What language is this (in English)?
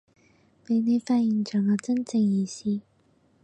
Cantonese